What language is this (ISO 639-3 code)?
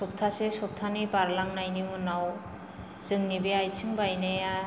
brx